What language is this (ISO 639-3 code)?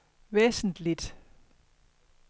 dan